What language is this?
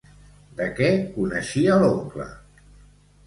Catalan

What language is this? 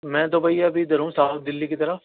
Urdu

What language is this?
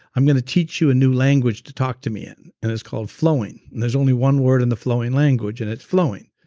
English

